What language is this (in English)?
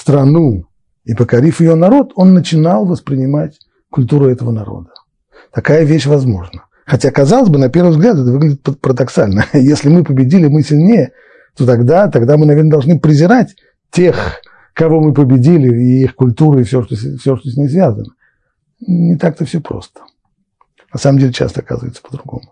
Russian